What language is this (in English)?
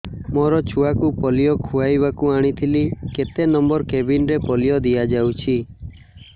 Odia